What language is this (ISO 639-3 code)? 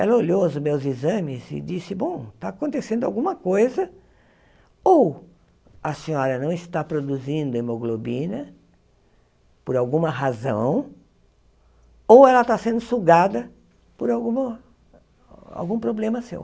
por